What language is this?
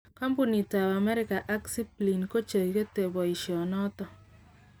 Kalenjin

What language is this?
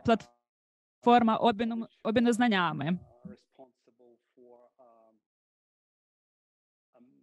Ukrainian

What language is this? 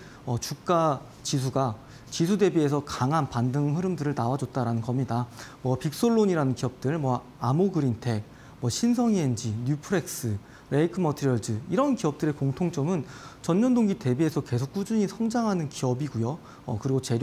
Korean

